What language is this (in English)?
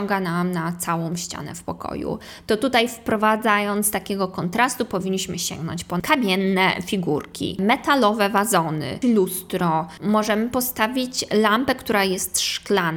Polish